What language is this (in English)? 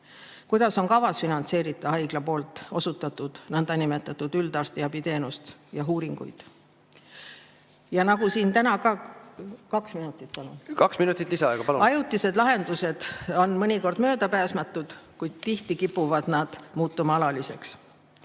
Estonian